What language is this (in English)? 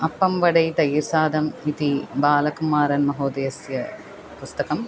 Sanskrit